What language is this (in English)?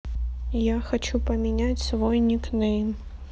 Russian